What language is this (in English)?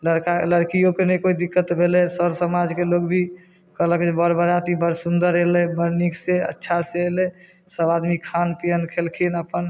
Maithili